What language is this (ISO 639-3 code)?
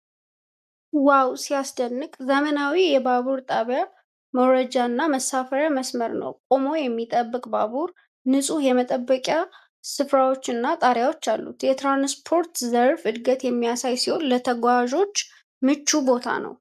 amh